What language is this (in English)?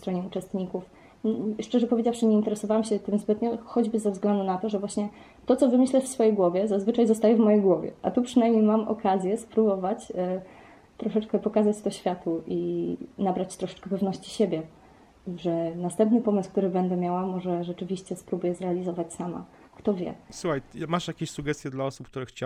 Polish